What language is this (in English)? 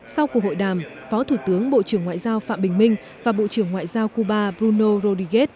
Vietnamese